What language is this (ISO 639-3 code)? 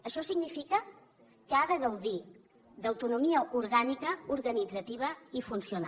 cat